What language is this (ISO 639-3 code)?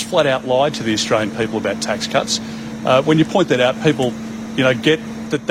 hrv